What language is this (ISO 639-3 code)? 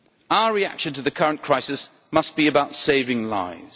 eng